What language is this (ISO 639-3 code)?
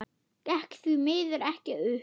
isl